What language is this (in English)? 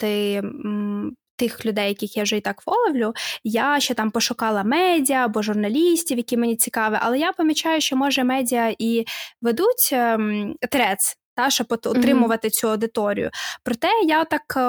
Ukrainian